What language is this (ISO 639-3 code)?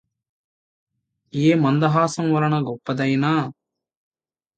tel